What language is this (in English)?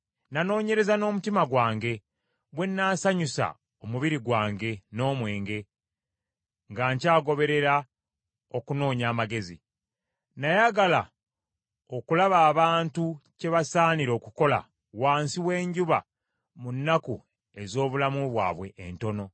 Ganda